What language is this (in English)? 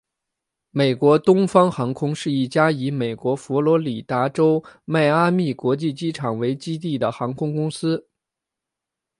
Chinese